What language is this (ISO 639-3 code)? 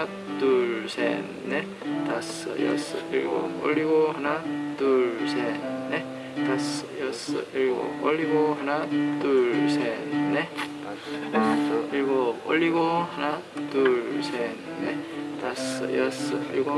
kor